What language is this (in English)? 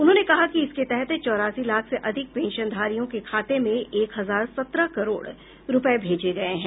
Hindi